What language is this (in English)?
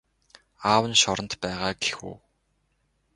Mongolian